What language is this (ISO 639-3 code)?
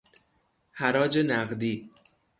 fas